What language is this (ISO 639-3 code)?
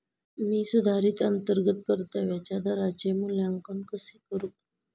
mar